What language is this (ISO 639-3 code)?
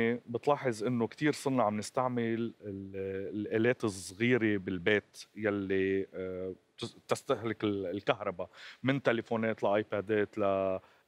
ara